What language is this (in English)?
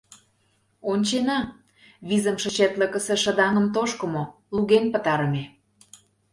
Mari